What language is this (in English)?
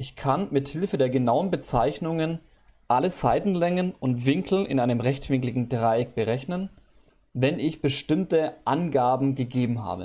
German